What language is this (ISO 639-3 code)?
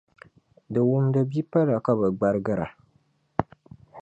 dag